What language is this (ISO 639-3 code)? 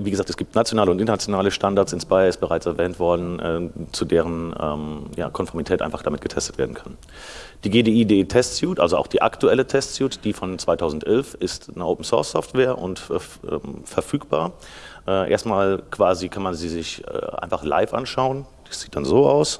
deu